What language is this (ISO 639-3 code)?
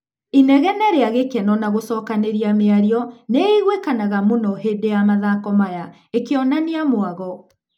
kik